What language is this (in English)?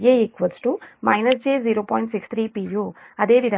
Telugu